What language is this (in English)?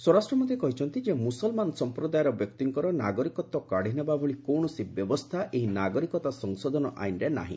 Odia